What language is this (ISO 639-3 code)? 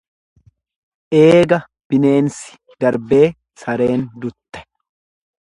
orm